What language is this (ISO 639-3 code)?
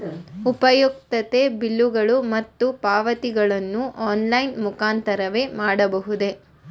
kan